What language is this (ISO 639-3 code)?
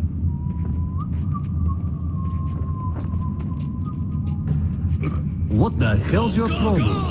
eng